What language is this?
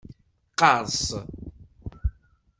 Kabyle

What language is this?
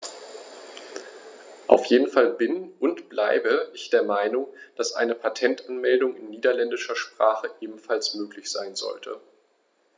German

